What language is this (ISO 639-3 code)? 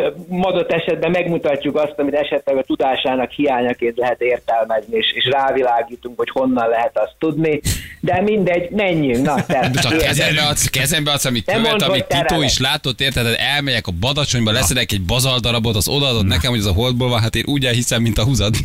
hun